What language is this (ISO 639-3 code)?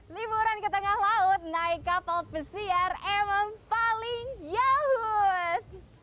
ind